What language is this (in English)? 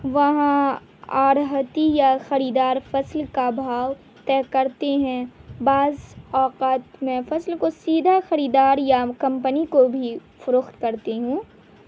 Urdu